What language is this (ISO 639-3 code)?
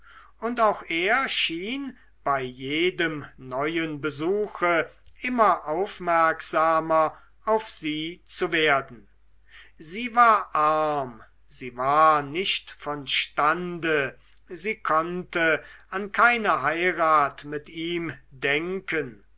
deu